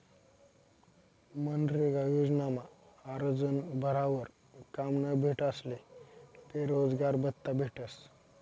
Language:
Marathi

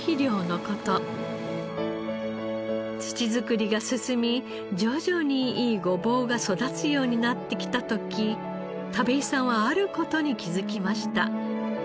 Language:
Japanese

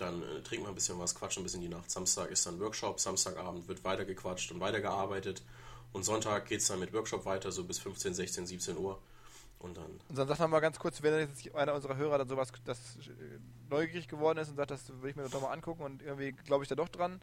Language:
German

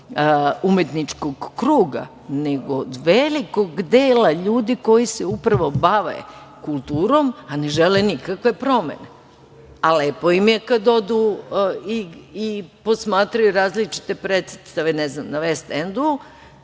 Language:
Serbian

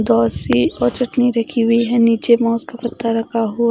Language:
Hindi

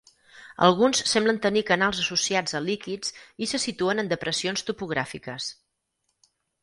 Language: Catalan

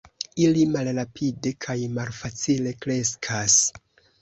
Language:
Esperanto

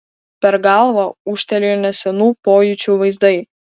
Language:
Lithuanian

